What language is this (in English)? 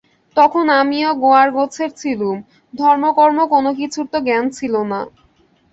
Bangla